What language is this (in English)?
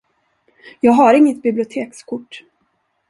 Swedish